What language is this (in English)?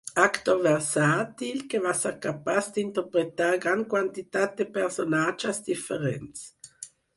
Catalan